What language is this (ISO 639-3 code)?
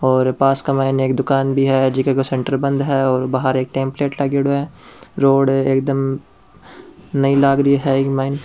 raj